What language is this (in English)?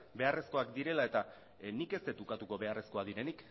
Basque